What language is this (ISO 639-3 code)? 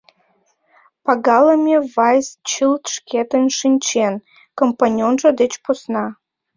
chm